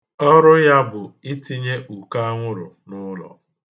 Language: Igbo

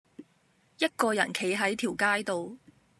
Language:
Cantonese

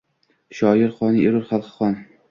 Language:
Uzbek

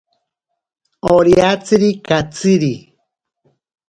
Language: Ashéninka Perené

